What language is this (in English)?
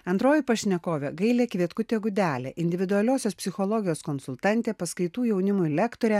Lithuanian